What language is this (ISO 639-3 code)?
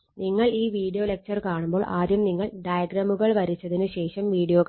mal